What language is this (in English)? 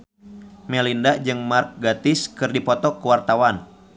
Sundanese